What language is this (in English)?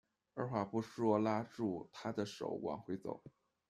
Chinese